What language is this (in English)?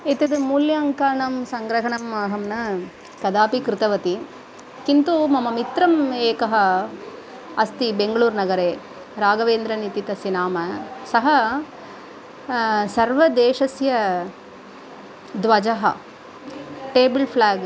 Sanskrit